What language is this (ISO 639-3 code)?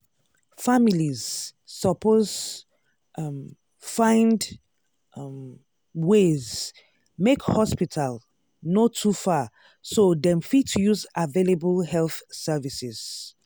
pcm